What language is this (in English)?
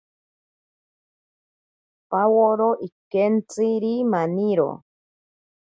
Ashéninka Perené